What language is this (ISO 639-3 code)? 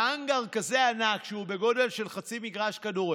heb